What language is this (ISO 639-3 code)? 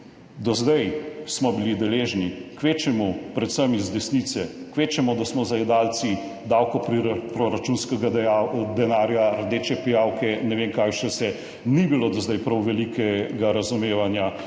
slv